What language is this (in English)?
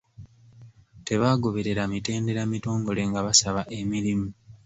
Ganda